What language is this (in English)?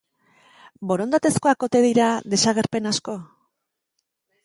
Basque